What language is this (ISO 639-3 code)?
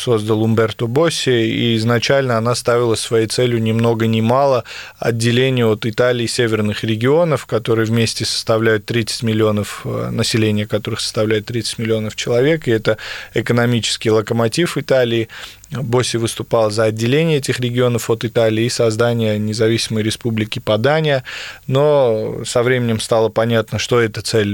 rus